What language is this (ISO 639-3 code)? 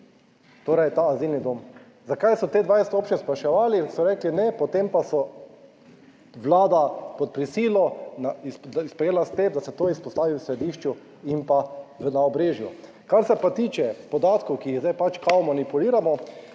slv